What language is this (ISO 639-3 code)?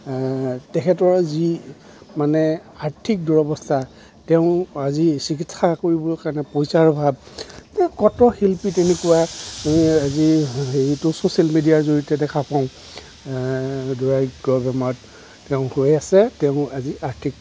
asm